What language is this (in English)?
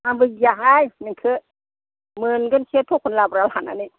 Bodo